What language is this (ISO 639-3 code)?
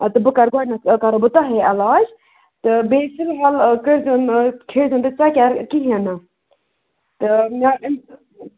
kas